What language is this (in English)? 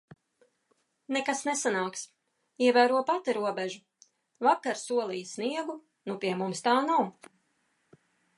Latvian